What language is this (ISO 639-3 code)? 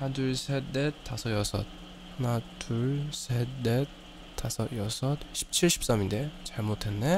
kor